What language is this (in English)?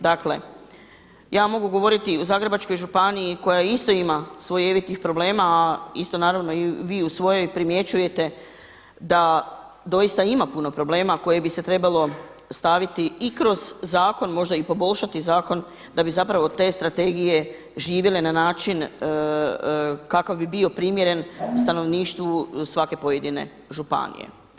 Croatian